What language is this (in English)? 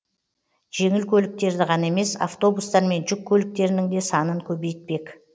Kazakh